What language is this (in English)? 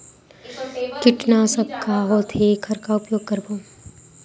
Chhattisgarhi